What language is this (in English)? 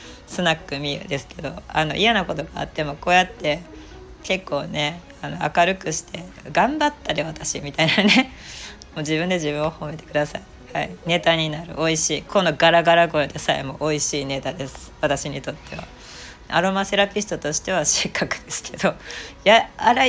Japanese